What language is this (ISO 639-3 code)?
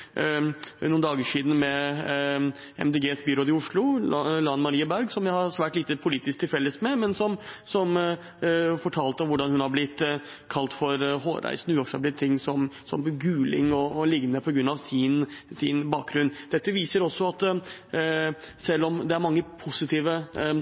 nob